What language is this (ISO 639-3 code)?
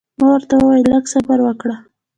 pus